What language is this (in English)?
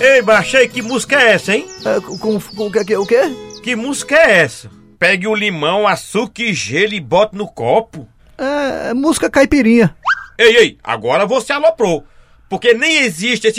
Portuguese